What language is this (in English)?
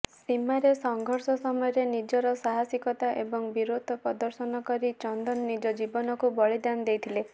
Odia